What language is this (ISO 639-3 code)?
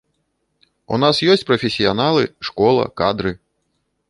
bel